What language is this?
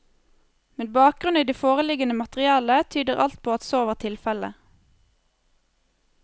Norwegian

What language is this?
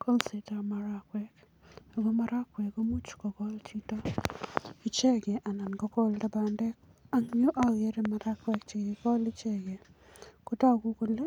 Kalenjin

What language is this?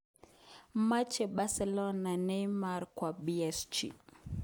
Kalenjin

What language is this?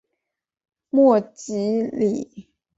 Chinese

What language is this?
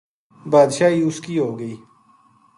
Gujari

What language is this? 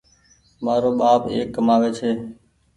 Goaria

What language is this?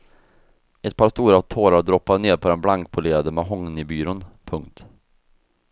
Swedish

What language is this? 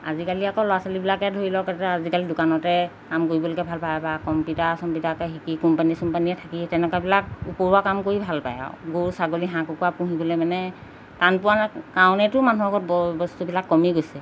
Assamese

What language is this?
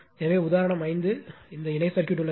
Tamil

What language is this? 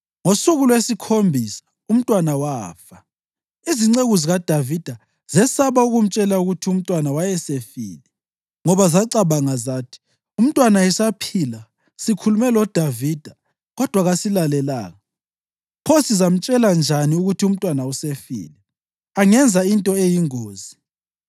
North Ndebele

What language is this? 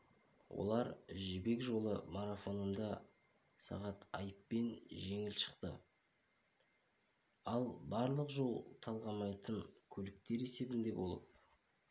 Kazakh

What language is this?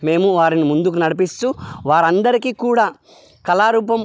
Telugu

